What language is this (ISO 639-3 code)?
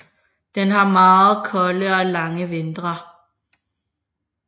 dan